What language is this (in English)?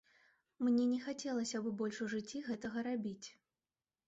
Belarusian